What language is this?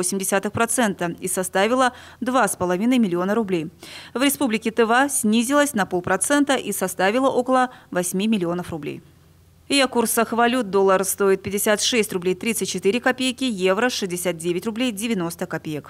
Russian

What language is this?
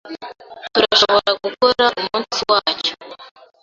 Kinyarwanda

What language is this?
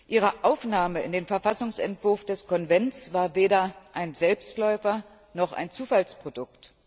German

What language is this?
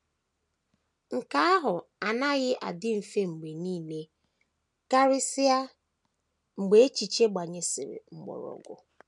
Igbo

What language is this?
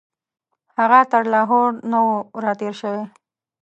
Pashto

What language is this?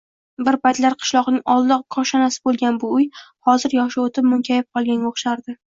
Uzbek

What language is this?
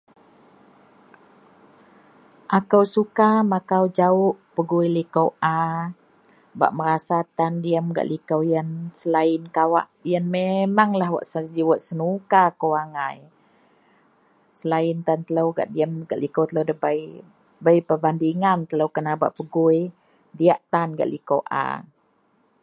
Central Melanau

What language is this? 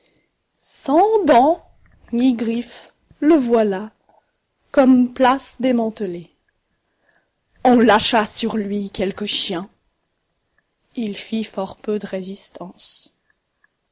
French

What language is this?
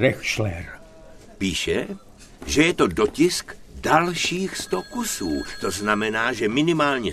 Czech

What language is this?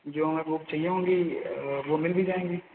Hindi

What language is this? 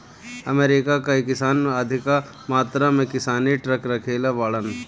Bhojpuri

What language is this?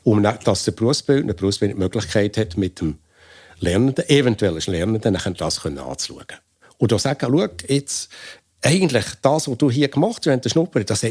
German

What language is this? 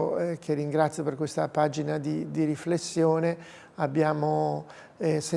Italian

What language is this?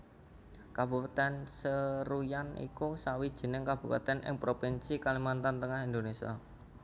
Javanese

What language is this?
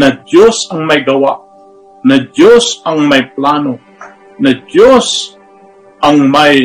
Filipino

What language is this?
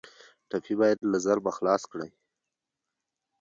Pashto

